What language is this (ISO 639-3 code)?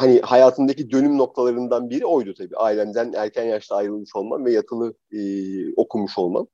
tur